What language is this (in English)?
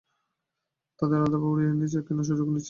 Bangla